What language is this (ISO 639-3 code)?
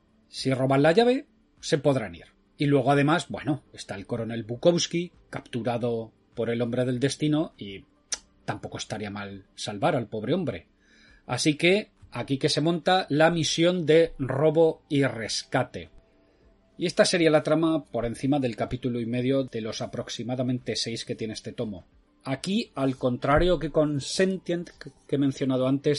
spa